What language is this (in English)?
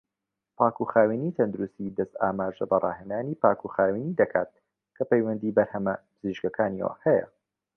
Central Kurdish